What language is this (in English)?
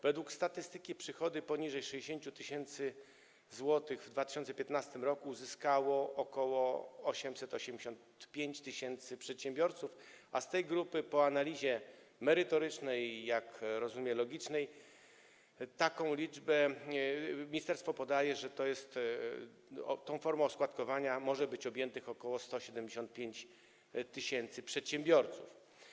Polish